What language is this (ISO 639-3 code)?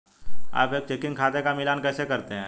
hin